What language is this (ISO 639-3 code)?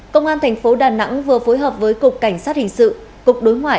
vie